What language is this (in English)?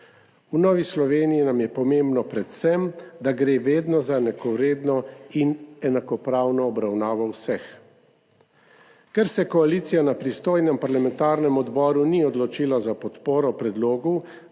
Slovenian